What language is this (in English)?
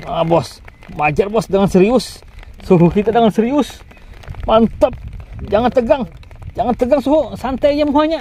Indonesian